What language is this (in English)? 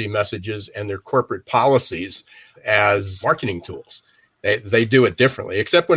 English